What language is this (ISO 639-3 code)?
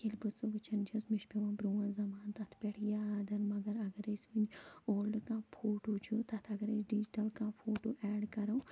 kas